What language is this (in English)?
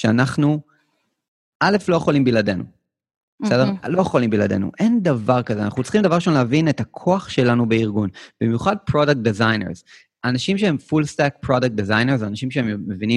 Hebrew